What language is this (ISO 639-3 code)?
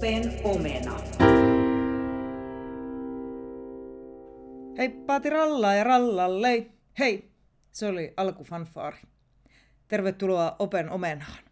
fin